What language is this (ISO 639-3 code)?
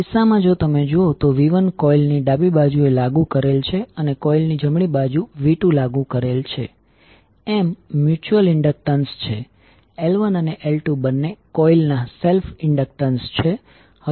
guj